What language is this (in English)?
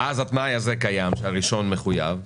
Hebrew